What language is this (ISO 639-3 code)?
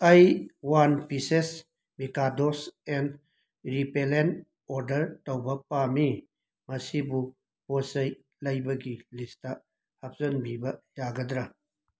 mni